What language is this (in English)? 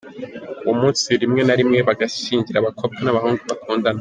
Kinyarwanda